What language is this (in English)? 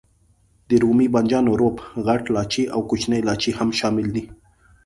Pashto